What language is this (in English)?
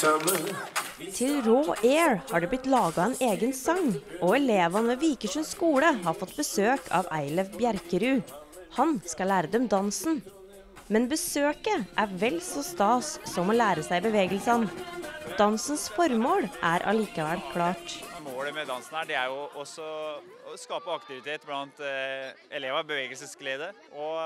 Norwegian